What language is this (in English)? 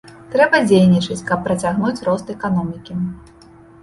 Belarusian